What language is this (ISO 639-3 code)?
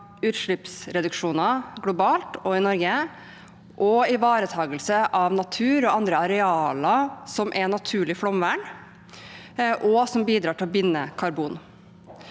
nor